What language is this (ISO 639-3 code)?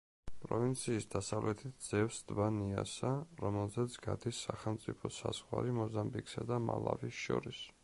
kat